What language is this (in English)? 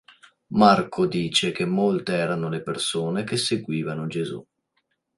Italian